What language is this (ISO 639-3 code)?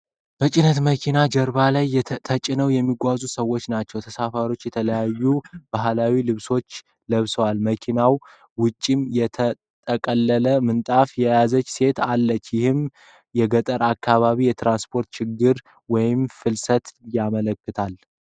amh